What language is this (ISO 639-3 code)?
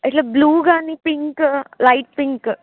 tel